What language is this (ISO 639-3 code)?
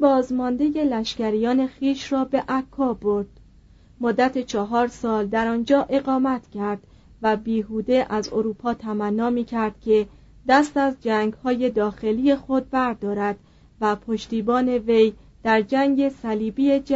fas